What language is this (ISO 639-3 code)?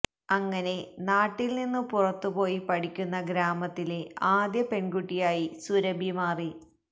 mal